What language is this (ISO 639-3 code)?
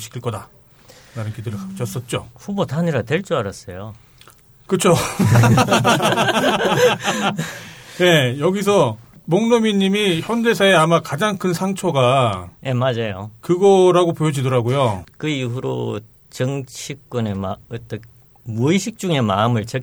kor